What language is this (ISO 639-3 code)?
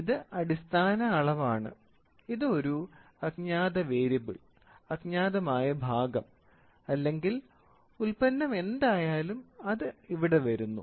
mal